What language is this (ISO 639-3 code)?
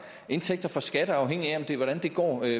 dan